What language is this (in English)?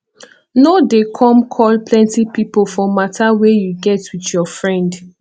Nigerian Pidgin